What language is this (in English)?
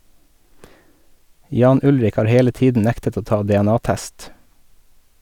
Norwegian